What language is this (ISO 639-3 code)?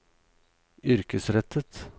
nor